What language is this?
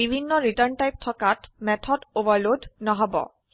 Assamese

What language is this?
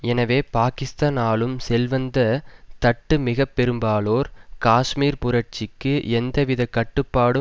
Tamil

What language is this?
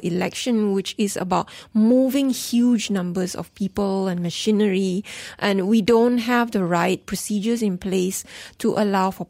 English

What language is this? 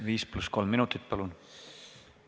Estonian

